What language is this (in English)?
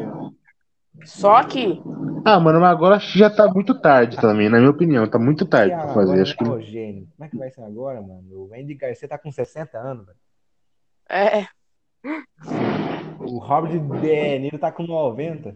Portuguese